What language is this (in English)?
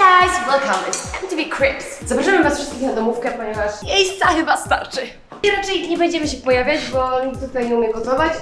Polish